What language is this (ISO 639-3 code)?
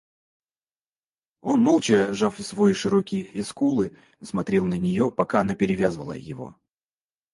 rus